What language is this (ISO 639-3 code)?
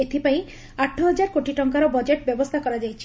ori